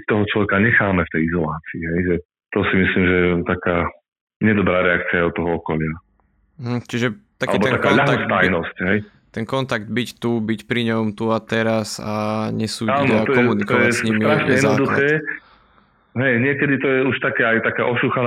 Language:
Slovak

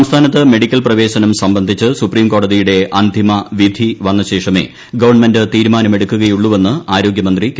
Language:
Malayalam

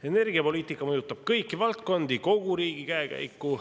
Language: Estonian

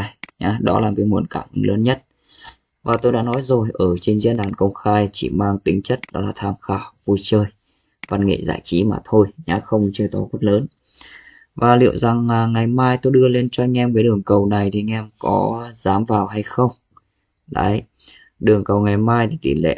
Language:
Vietnamese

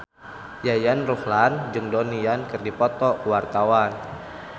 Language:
Sundanese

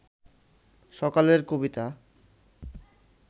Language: Bangla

